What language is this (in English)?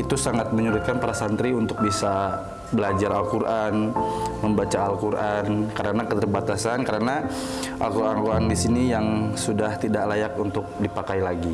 Indonesian